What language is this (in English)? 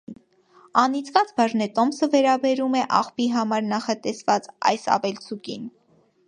Armenian